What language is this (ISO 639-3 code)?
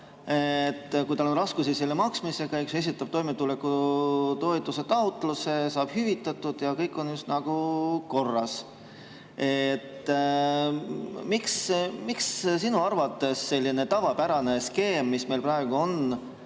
est